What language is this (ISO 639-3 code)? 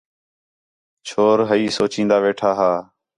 xhe